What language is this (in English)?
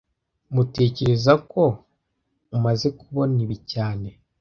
Kinyarwanda